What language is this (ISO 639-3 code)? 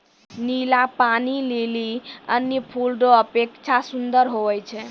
mai